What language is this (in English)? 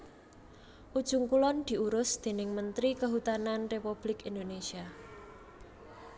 Javanese